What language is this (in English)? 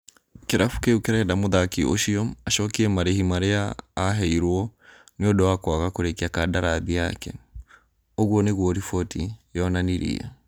Kikuyu